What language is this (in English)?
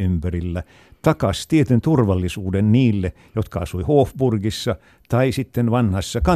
Finnish